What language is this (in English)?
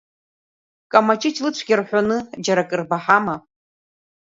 Abkhazian